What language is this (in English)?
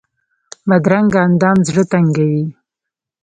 Pashto